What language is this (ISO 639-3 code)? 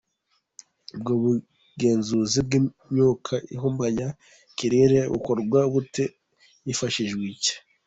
kin